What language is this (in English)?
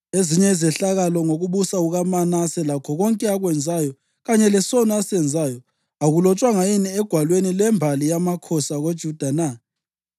North Ndebele